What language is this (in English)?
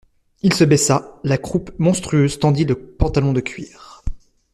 French